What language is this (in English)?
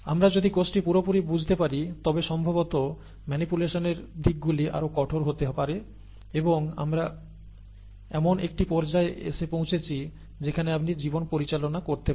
Bangla